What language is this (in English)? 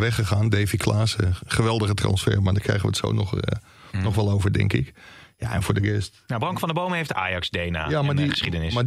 Dutch